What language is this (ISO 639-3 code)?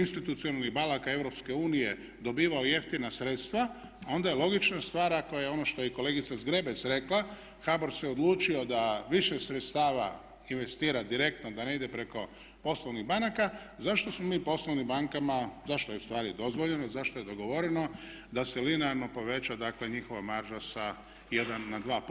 hrv